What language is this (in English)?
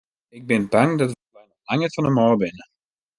Western Frisian